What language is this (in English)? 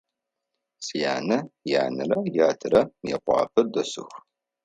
Adyghe